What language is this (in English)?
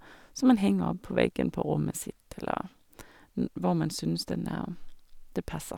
Norwegian